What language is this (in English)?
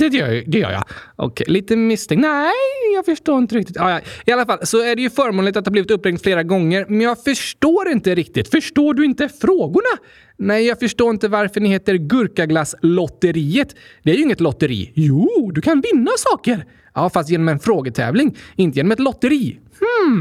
Swedish